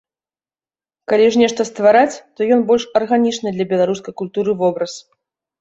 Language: Belarusian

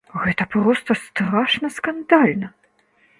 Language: Belarusian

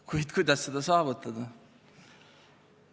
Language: Estonian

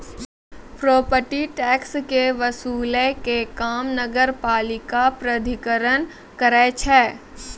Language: Maithili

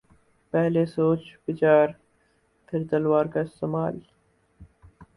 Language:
Urdu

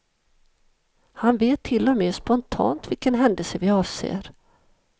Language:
Swedish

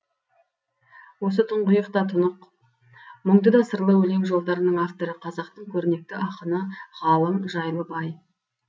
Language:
Kazakh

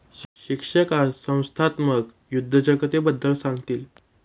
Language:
Marathi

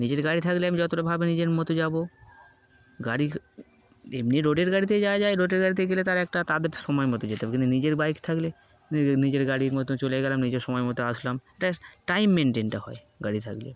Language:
Bangla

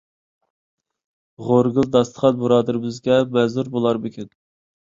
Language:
Uyghur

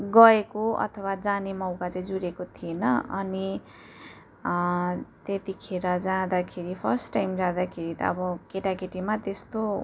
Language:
Nepali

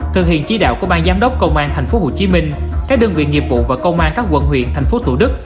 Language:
Vietnamese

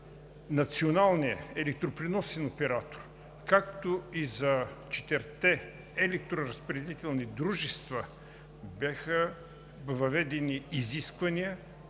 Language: Bulgarian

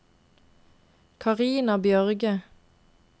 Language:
Norwegian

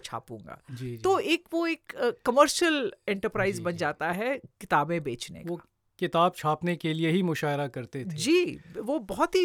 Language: Hindi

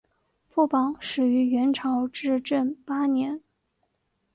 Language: Chinese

